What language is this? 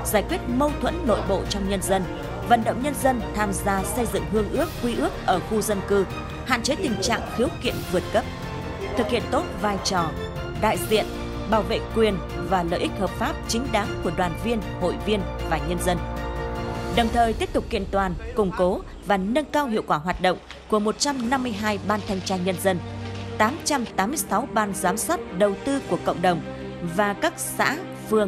Vietnamese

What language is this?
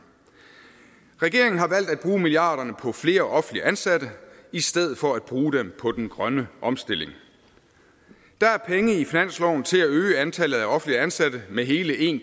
Danish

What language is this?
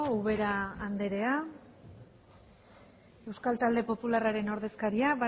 Basque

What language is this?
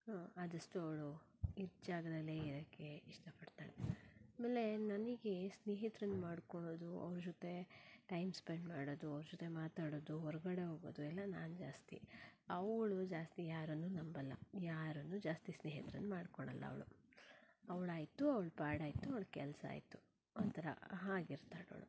Kannada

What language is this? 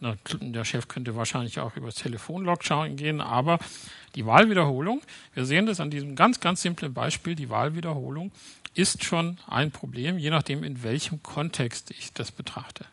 German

